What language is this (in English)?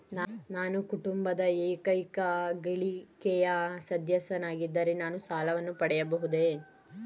Kannada